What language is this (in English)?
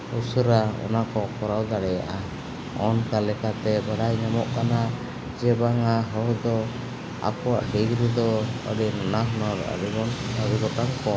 Santali